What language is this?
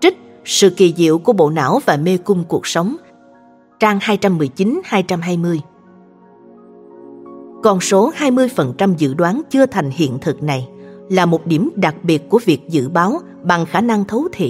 Vietnamese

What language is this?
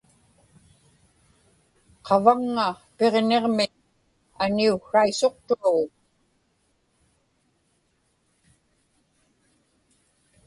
Inupiaq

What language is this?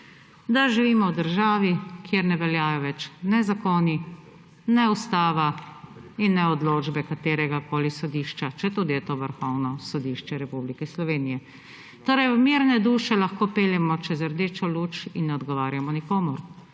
Slovenian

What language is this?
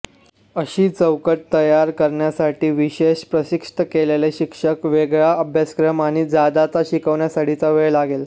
Marathi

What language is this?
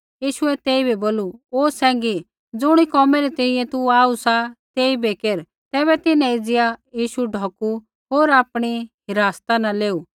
Kullu Pahari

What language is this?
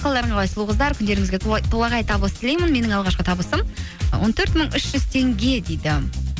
Kazakh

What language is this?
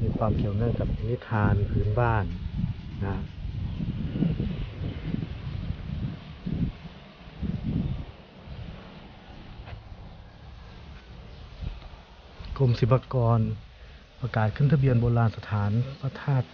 Thai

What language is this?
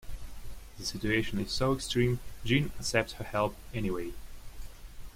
English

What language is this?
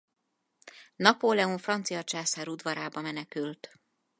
Hungarian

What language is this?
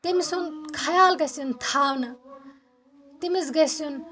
Kashmiri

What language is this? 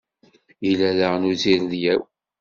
Kabyle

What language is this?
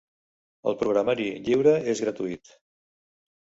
Catalan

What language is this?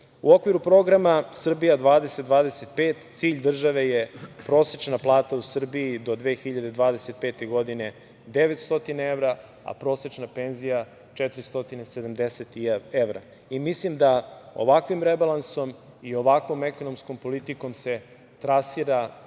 Serbian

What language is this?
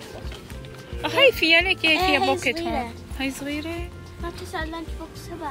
Arabic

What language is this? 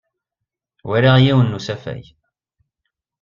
Kabyle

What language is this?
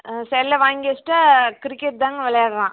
Tamil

